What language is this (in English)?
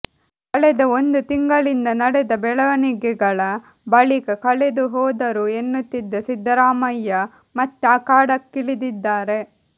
Kannada